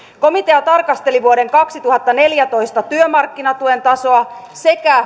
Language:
Finnish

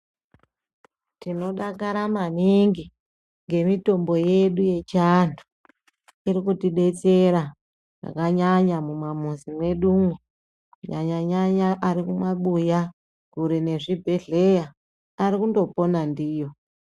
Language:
Ndau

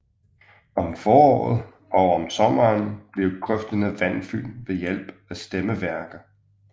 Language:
Danish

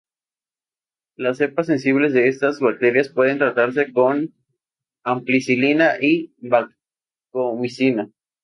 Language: Spanish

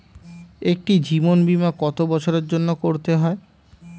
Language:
Bangla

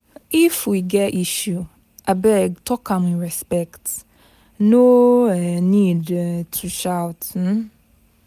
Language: Nigerian Pidgin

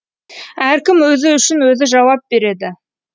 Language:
Kazakh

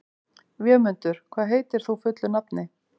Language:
Icelandic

